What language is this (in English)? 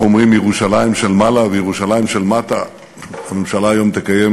Hebrew